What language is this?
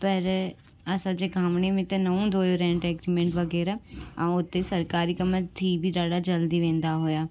Sindhi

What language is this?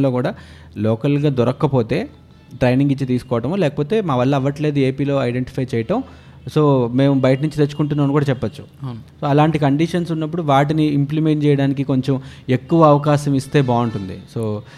Telugu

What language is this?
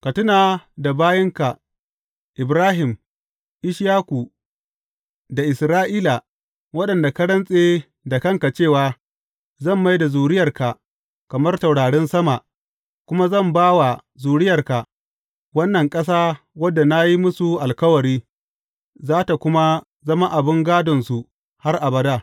Hausa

